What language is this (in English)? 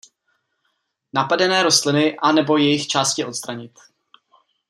Czech